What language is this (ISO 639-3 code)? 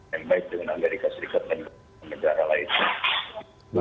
ind